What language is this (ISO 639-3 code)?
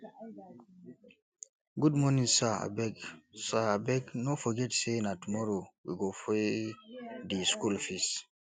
pcm